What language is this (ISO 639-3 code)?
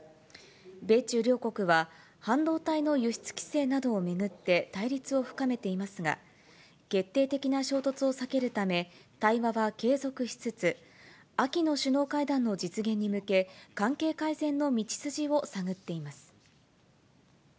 jpn